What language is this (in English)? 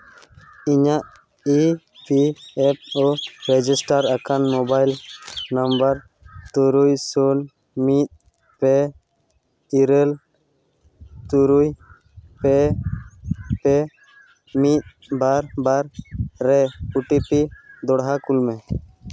Santali